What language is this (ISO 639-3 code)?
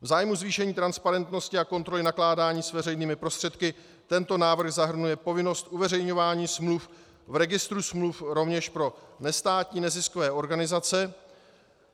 ces